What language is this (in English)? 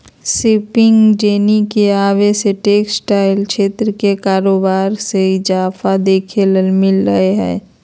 Magahi